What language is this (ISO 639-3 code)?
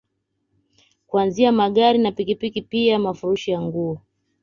swa